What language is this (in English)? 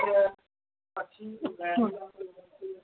Gujarati